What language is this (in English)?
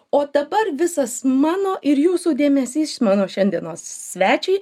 Lithuanian